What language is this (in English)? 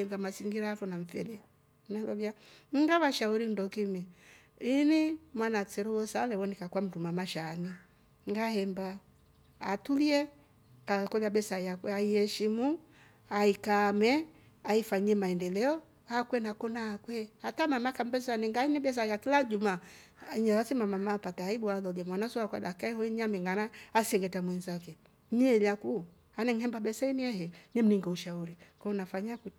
Rombo